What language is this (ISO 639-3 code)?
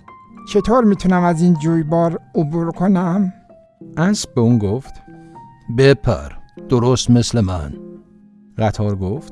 fas